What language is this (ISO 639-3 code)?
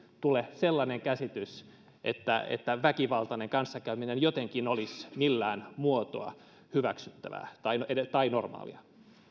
fin